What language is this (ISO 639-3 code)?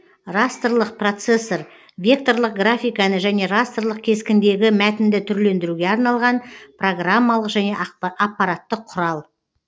kaz